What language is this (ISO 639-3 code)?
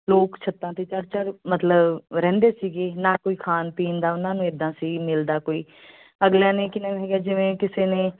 pan